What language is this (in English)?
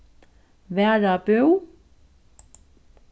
Faroese